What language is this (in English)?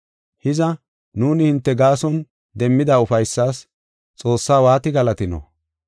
Gofa